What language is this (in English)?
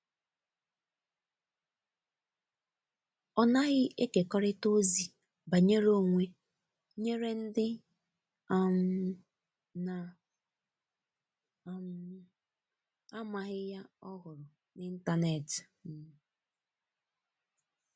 Igbo